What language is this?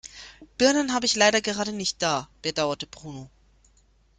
German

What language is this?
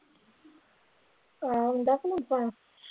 Punjabi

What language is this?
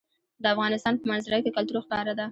Pashto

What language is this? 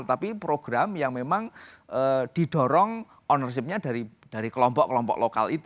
Indonesian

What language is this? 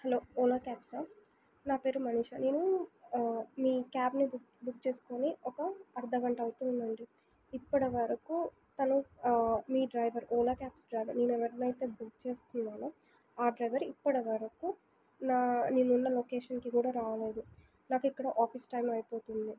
Telugu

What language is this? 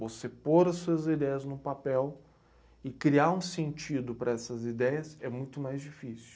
Portuguese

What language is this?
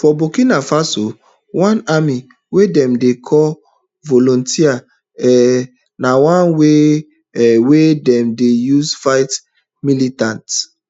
Nigerian Pidgin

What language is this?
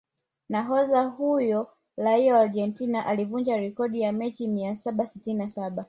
Swahili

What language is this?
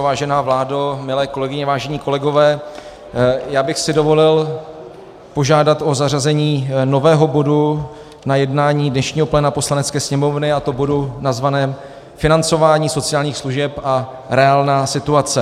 Czech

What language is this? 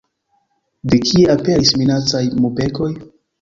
Esperanto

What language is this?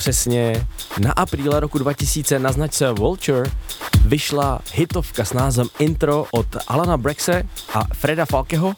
Czech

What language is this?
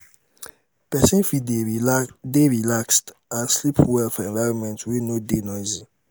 Nigerian Pidgin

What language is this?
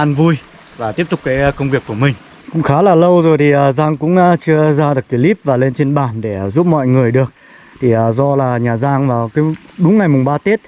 Vietnamese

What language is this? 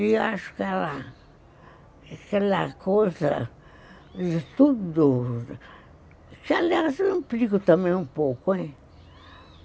Portuguese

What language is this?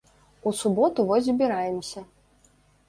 Belarusian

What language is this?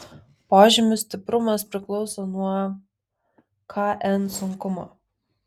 Lithuanian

